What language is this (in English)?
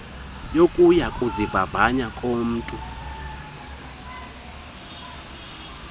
Xhosa